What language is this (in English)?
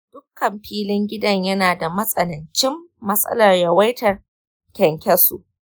Hausa